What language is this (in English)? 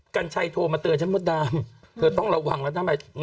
Thai